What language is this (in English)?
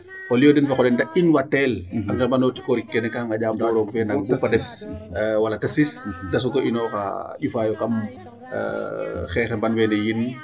Serer